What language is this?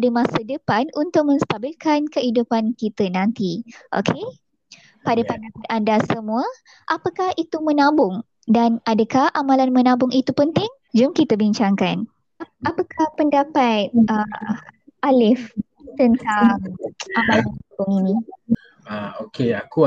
Malay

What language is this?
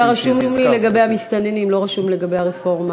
Hebrew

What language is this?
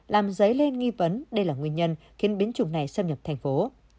Vietnamese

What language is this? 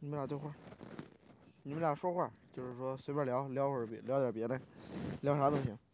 Chinese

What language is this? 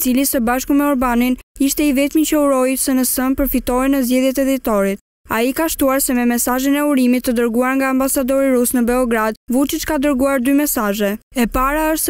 Romanian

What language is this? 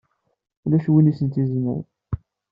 Kabyle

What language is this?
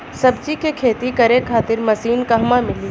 Bhojpuri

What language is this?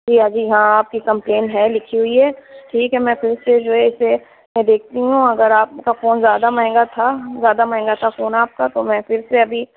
Urdu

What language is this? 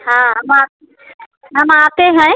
Hindi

